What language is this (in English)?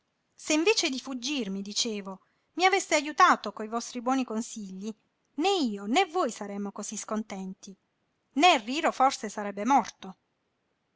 Italian